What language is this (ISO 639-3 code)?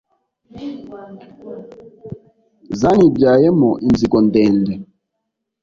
kin